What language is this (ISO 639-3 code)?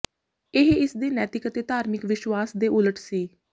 pan